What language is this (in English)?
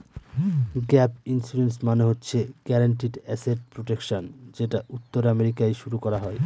Bangla